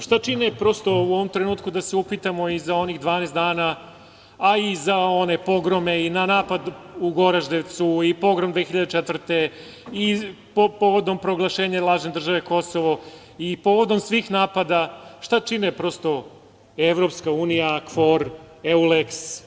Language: Serbian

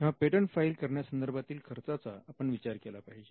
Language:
Marathi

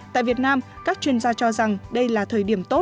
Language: Vietnamese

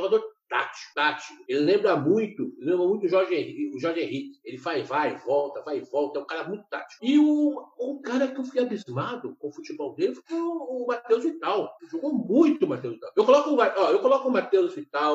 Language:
Portuguese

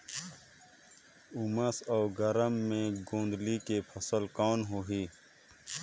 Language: Chhattisgarhi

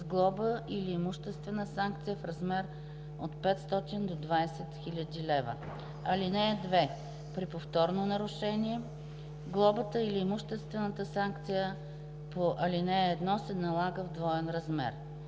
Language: Bulgarian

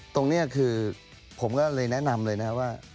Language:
Thai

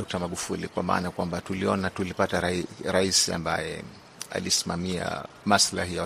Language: Swahili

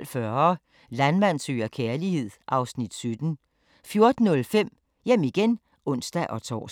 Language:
Danish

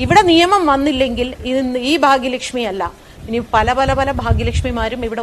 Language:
Malayalam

